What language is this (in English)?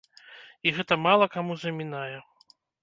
Belarusian